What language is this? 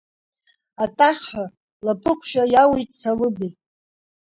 Abkhazian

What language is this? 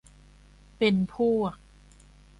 Thai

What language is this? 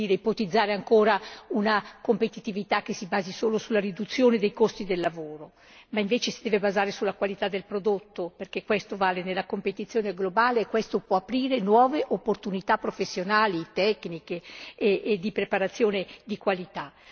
Italian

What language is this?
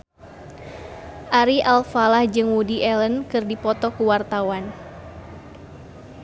Sundanese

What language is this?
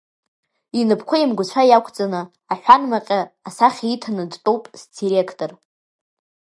Abkhazian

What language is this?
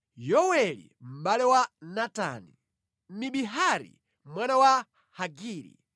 Nyanja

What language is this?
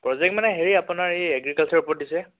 Assamese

